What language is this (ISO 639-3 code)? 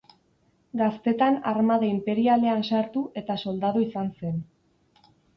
eus